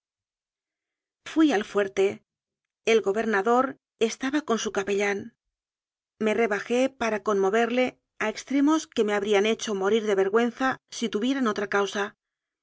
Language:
Spanish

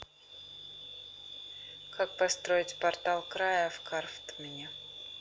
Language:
Russian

